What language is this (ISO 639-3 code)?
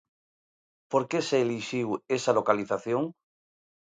glg